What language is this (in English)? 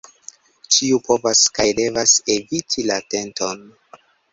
Esperanto